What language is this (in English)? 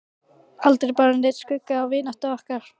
Icelandic